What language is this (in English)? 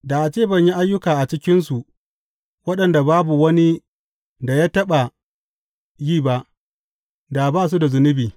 Hausa